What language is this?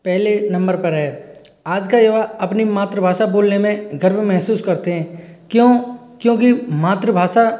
Hindi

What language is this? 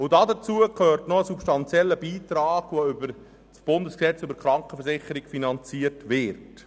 Swiss German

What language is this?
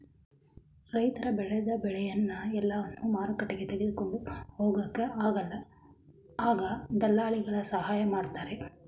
Kannada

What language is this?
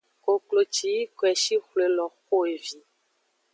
Aja (Benin)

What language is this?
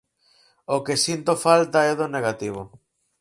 Galician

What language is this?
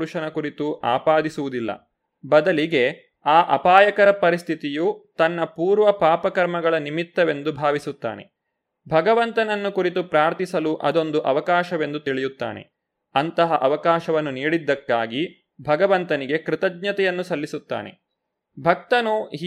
Kannada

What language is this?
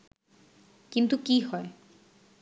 Bangla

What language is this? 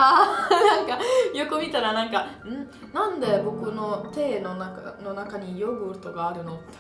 Japanese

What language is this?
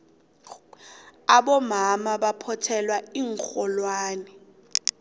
South Ndebele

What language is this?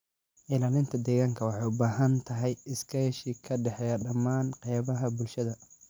Somali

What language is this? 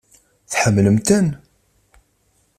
Kabyle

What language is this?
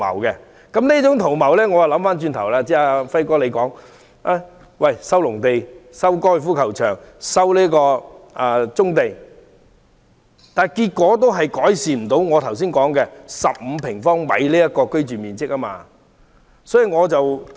Cantonese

